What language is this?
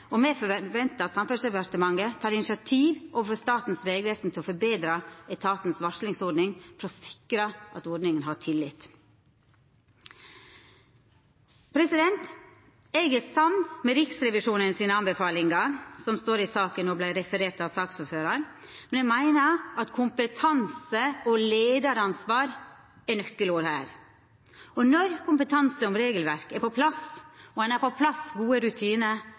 Norwegian Nynorsk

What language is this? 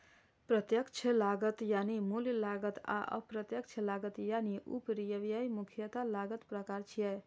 Maithili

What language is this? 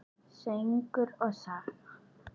Icelandic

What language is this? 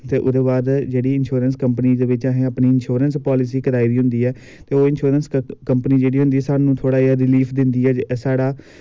Dogri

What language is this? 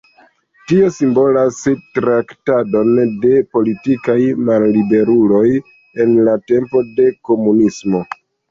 Esperanto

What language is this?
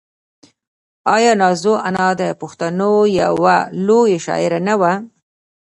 Pashto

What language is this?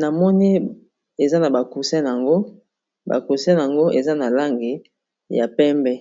Lingala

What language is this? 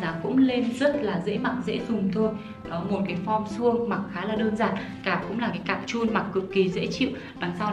Vietnamese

